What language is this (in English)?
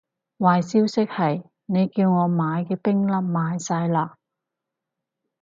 Cantonese